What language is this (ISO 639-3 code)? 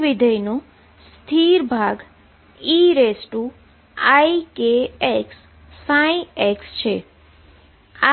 guj